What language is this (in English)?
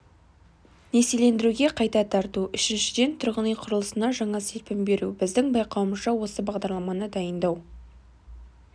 Kazakh